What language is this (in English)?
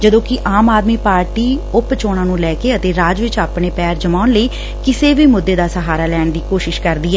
Punjabi